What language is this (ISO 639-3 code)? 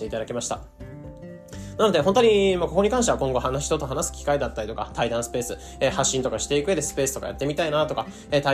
jpn